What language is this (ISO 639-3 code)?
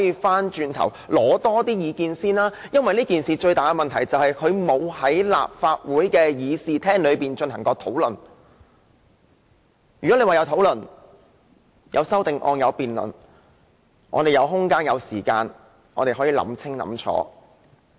yue